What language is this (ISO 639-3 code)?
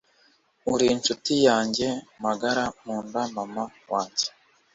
kin